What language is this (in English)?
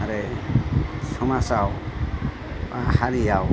Bodo